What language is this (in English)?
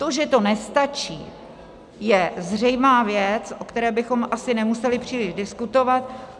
Czech